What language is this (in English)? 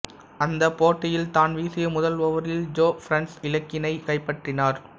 Tamil